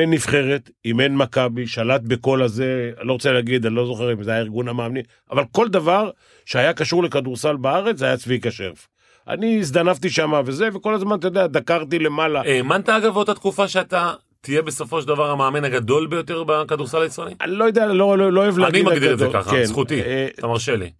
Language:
Hebrew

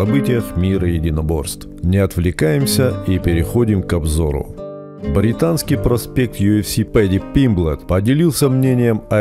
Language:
Russian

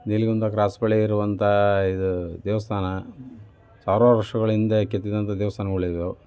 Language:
Kannada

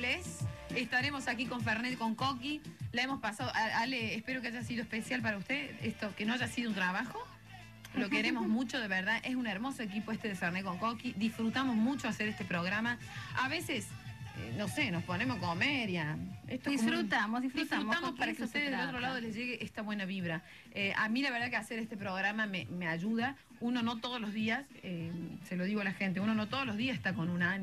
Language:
Spanish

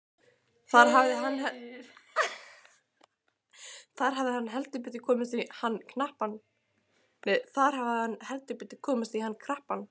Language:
Icelandic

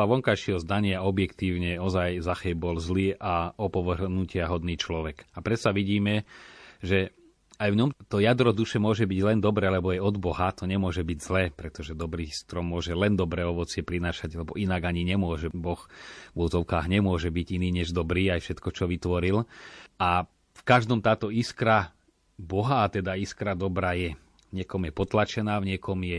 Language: Slovak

